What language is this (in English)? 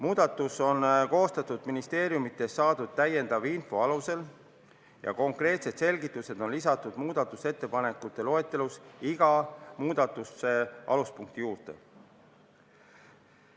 Estonian